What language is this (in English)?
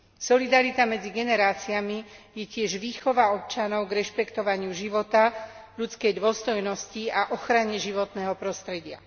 Slovak